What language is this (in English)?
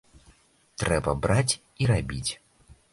Belarusian